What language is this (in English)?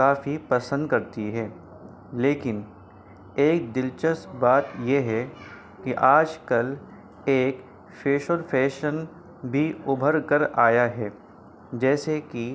Urdu